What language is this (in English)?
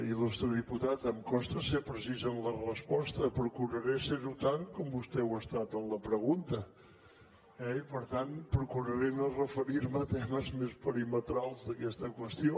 Catalan